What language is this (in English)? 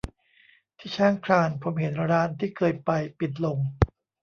Thai